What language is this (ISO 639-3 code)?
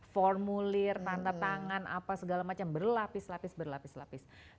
ind